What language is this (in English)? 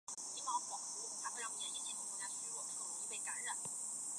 Chinese